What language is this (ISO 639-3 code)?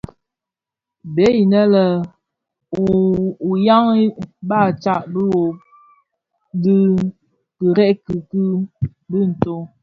ksf